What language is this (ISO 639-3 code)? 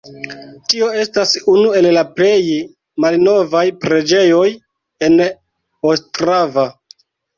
epo